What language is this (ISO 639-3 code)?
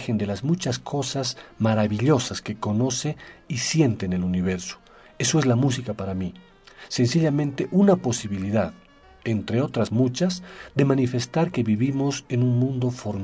spa